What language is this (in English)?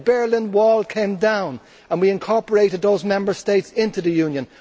English